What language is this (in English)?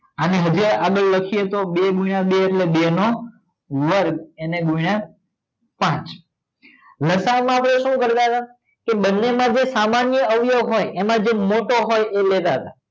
Gujarati